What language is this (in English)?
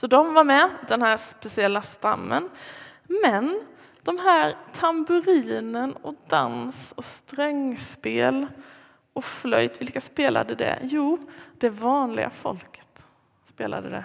Swedish